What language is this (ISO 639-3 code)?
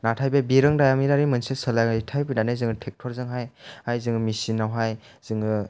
brx